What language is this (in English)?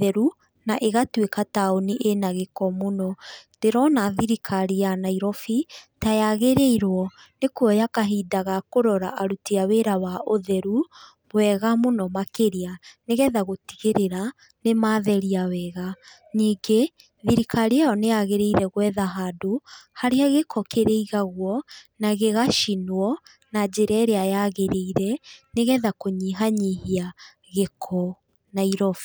Kikuyu